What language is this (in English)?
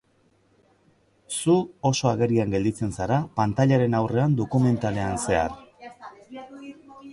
Basque